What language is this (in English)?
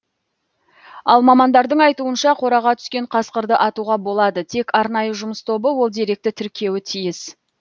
Kazakh